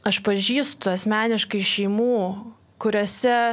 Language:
Lithuanian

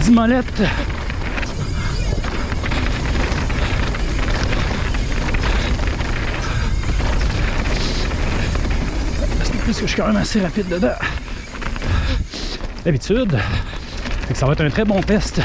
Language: French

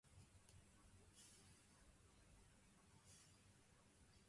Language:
Urdu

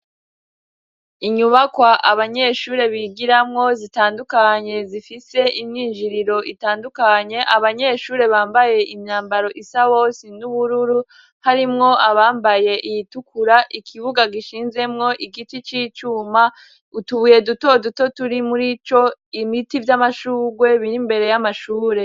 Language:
Rundi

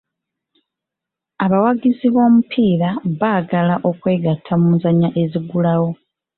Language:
Ganda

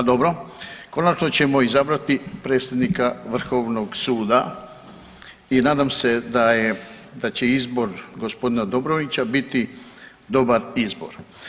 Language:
Croatian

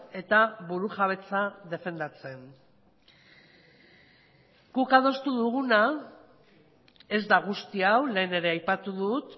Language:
Basque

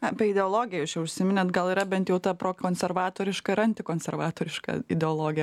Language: Lithuanian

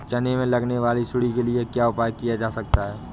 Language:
Hindi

